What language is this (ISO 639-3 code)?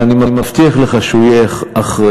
heb